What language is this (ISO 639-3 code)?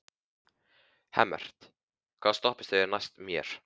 isl